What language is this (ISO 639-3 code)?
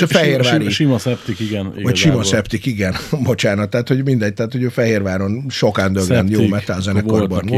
hun